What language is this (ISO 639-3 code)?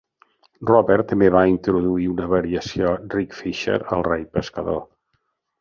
cat